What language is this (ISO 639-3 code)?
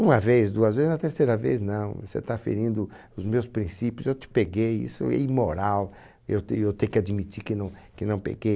por